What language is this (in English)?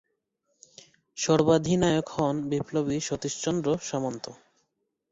Bangla